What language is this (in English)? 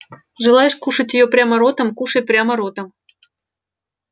Russian